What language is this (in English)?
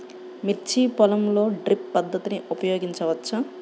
Telugu